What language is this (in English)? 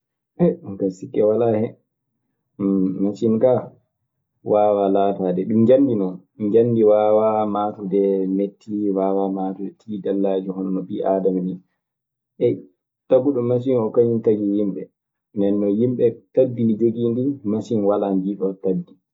Maasina Fulfulde